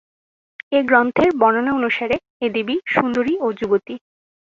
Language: Bangla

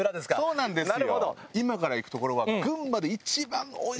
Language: Japanese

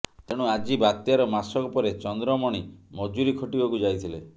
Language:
Odia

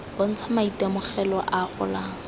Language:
Tswana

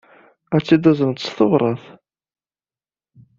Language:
Kabyle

